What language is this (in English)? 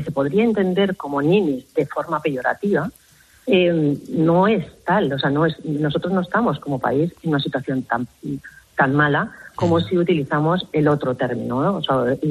Spanish